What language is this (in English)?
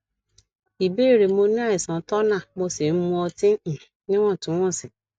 Yoruba